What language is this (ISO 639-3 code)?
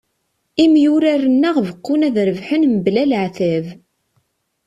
kab